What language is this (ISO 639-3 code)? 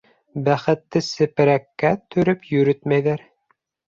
bak